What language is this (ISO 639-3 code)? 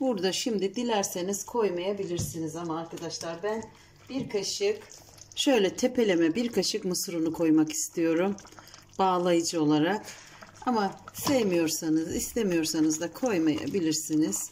tur